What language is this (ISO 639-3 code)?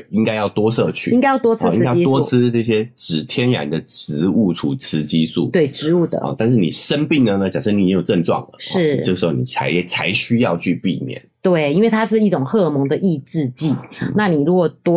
zho